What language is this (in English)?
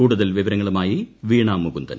Malayalam